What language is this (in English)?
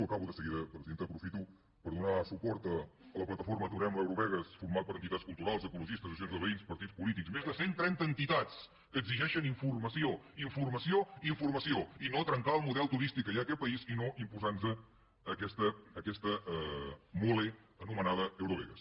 Catalan